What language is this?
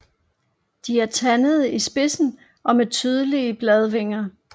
Danish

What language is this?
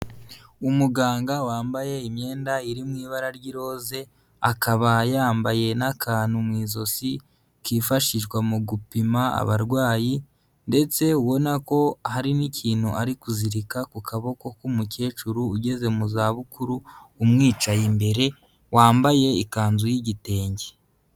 Kinyarwanda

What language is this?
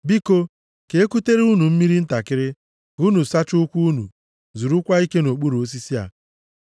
Igbo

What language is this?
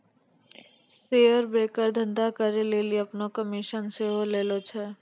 Maithili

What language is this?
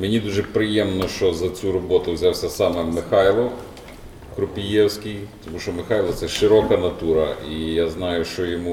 Ukrainian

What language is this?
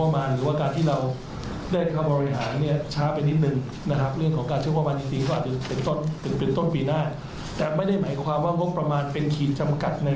Thai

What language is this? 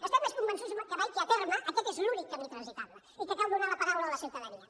Catalan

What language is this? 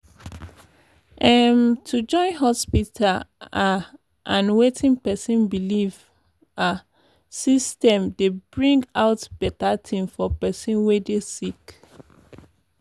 Nigerian Pidgin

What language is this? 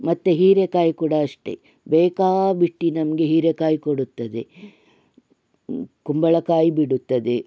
Kannada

